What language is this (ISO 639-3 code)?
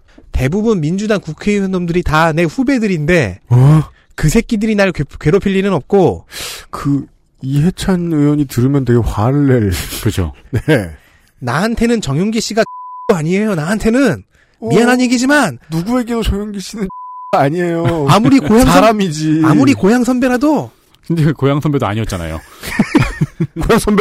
kor